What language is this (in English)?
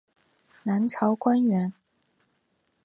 Chinese